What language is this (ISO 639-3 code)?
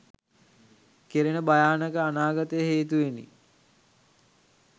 sin